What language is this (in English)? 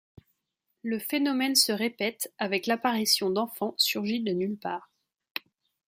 French